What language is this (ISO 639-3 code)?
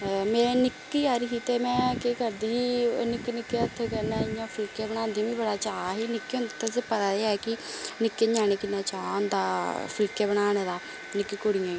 doi